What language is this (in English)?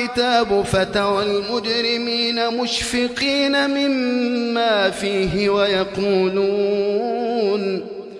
Arabic